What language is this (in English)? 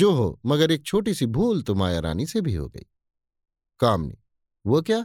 Hindi